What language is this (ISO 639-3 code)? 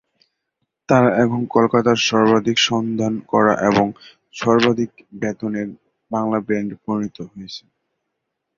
ben